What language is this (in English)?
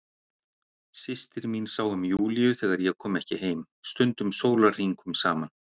Icelandic